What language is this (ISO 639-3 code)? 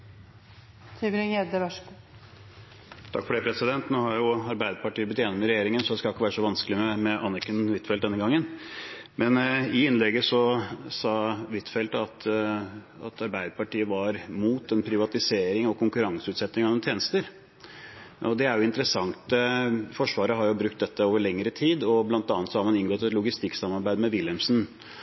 nob